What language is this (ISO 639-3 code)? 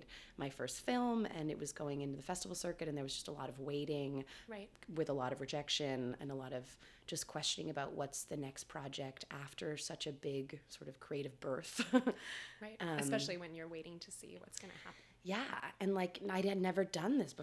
eng